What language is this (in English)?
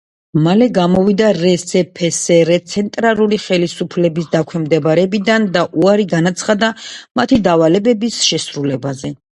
Georgian